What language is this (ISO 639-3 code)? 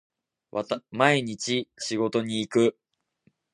jpn